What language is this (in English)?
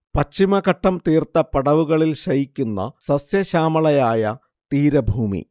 Malayalam